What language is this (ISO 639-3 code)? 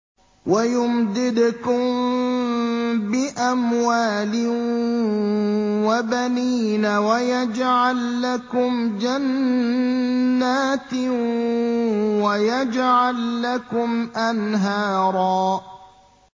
ara